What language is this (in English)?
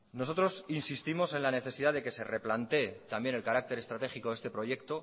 Spanish